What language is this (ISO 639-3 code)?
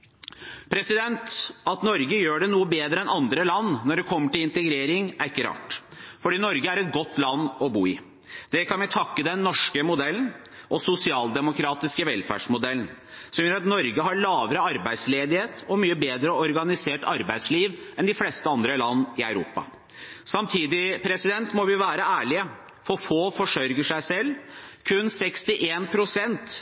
nob